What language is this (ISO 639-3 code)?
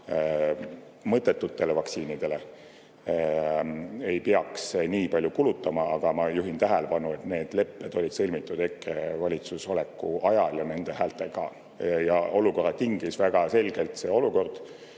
est